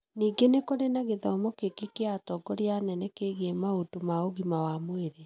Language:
Kikuyu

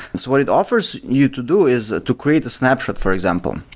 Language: English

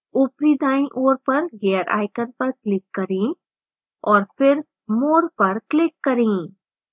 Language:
Hindi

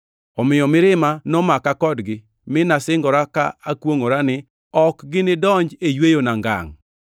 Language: Luo (Kenya and Tanzania)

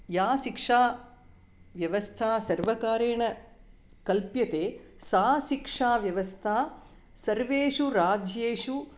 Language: Sanskrit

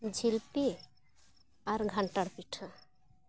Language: Santali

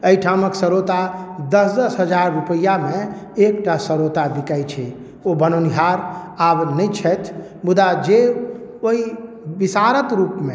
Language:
Maithili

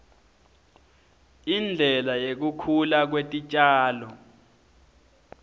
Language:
Swati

